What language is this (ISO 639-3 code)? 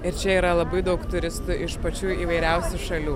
lit